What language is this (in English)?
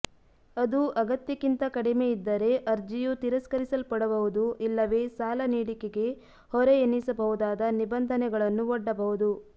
Kannada